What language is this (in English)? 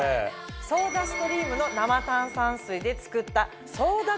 Japanese